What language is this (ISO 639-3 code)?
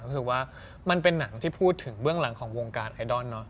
tha